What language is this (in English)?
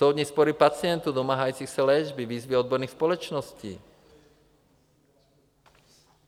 Czech